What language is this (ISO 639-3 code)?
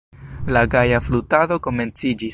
epo